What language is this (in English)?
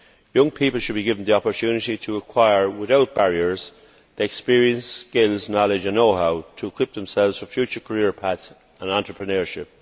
English